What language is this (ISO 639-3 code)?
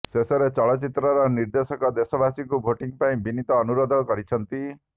ori